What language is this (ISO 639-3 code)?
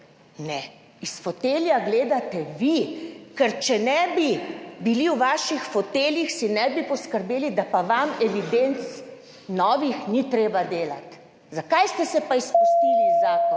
slv